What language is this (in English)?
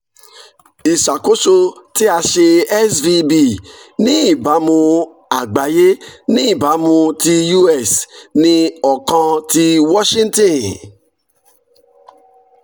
Yoruba